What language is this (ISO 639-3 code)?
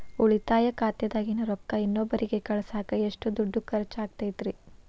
kan